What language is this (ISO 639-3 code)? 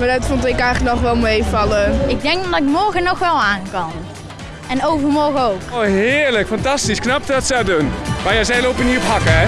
nld